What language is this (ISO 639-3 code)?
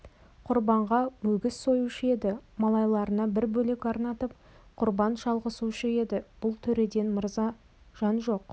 kaz